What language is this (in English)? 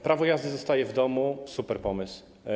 Polish